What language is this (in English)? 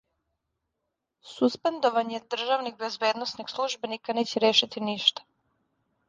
Serbian